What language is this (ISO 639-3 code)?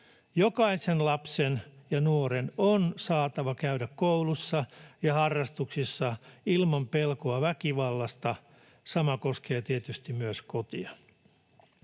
fin